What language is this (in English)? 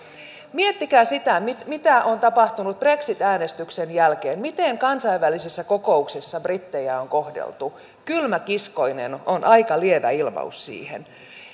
Finnish